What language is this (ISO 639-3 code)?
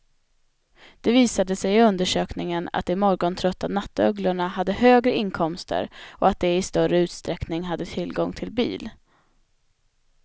swe